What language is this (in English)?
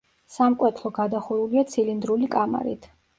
Georgian